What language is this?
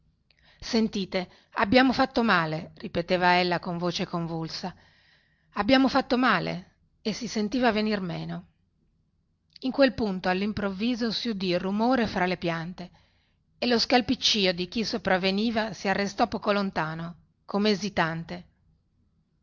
Italian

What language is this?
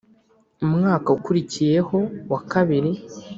Kinyarwanda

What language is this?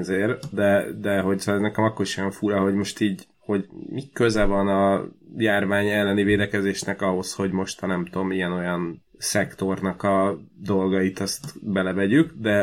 Hungarian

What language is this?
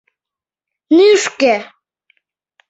Mari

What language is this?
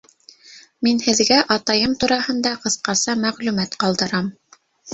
Bashkir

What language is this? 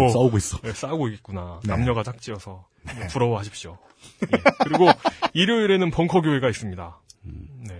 Korean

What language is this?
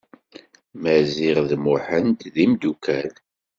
Kabyle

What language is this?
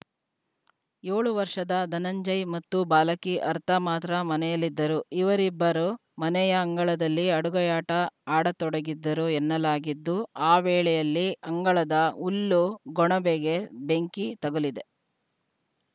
Kannada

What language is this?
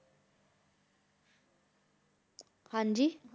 Punjabi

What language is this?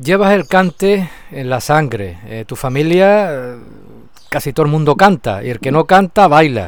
Spanish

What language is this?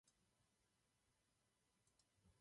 Czech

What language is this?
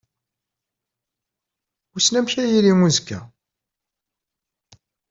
Kabyle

